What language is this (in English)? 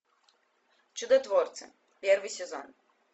Russian